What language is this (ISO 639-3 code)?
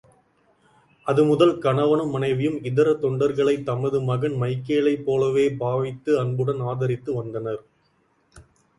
tam